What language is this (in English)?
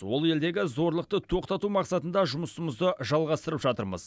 Kazakh